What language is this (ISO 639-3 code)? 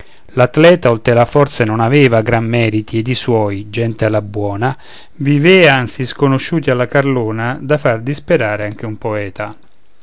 ita